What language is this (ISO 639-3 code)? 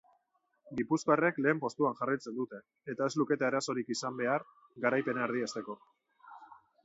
eus